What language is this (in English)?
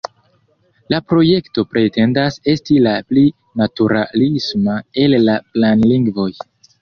Esperanto